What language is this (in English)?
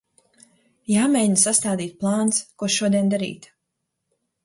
Latvian